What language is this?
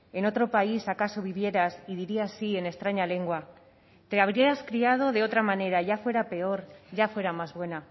Spanish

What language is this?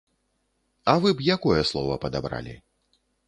Belarusian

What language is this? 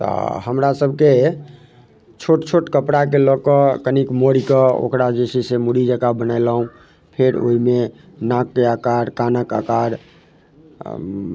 Maithili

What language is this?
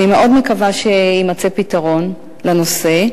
Hebrew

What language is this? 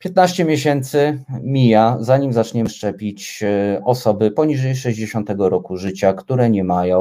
Polish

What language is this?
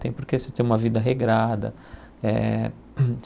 Portuguese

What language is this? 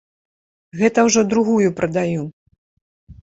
Belarusian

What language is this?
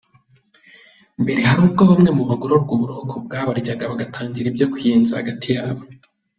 Kinyarwanda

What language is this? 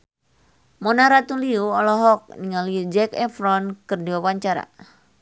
Sundanese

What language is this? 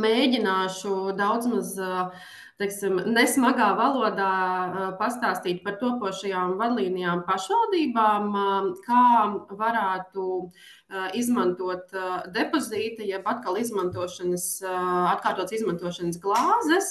Latvian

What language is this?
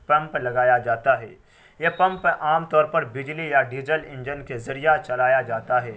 Urdu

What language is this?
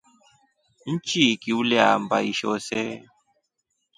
Rombo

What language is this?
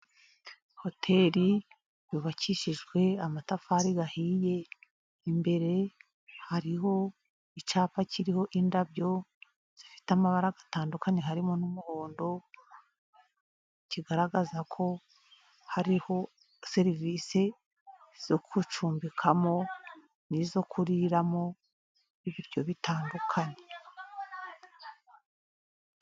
Kinyarwanda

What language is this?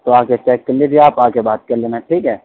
Urdu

